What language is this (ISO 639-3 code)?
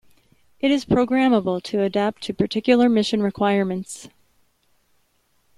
eng